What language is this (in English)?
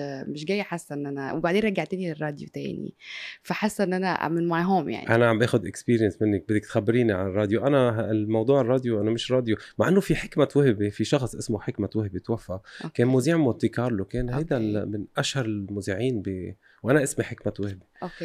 Arabic